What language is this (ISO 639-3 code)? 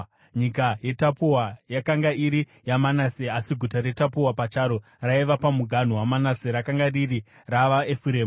sna